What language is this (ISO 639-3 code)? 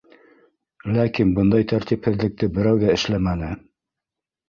bak